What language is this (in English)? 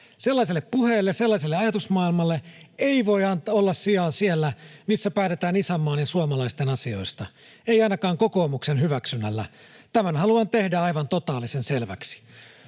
Finnish